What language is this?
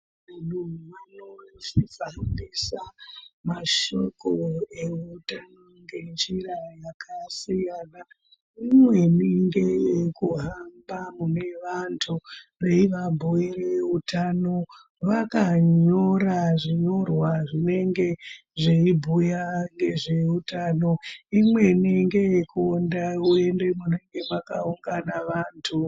Ndau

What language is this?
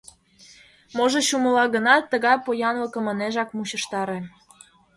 Mari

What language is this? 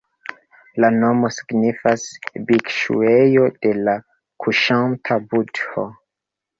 Esperanto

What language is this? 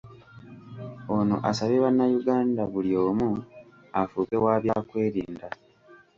Ganda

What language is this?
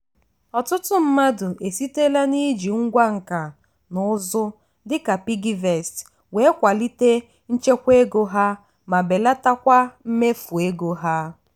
Igbo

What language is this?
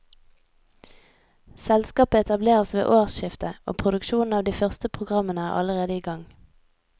Norwegian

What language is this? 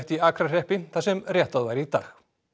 Icelandic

